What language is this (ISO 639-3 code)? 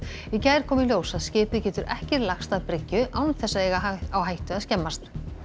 isl